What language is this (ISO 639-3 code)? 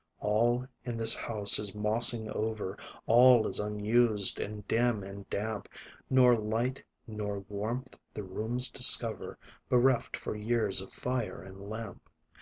eng